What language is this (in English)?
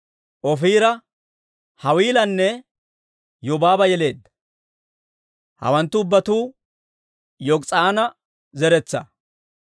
Dawro